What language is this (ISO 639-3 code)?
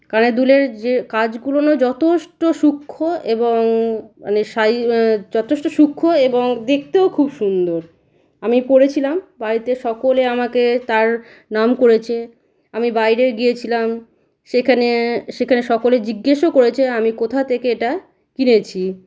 ben